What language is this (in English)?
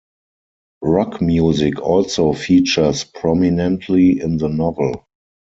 English